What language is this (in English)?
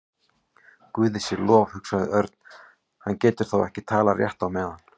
Icelandic